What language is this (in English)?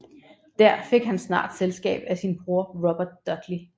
Danish